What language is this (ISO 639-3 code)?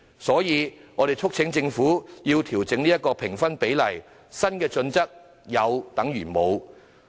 yue